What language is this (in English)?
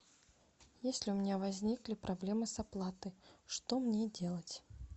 Russian